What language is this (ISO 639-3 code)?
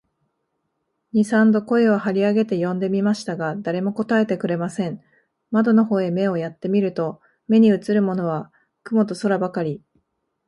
jpn